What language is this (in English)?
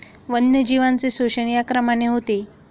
Marathi